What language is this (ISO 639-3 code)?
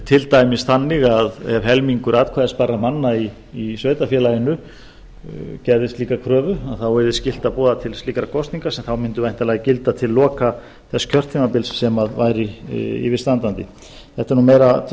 isl